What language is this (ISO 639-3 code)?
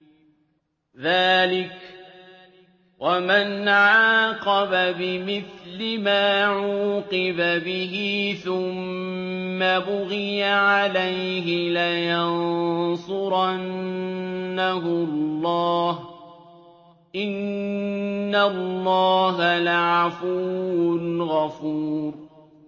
ara